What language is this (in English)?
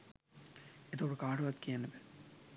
Sinhala